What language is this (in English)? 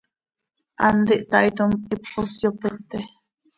Seri